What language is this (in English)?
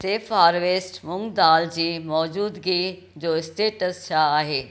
Sindhi